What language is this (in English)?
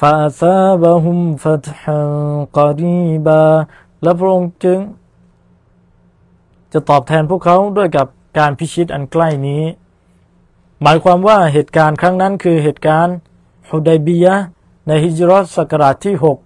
Thai